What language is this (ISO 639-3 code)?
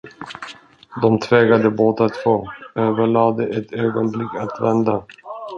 swe